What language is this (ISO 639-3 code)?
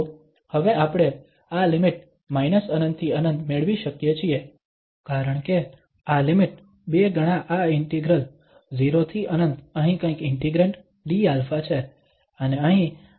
guj